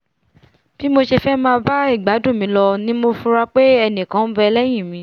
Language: Yoruba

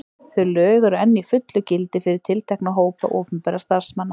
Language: Icelandic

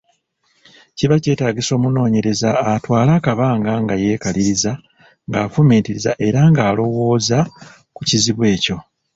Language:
Ganda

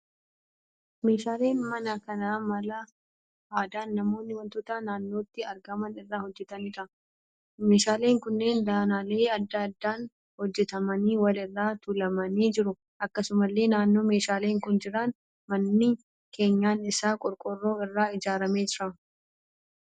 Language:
Oromo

